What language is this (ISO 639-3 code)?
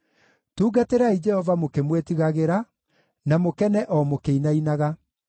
kik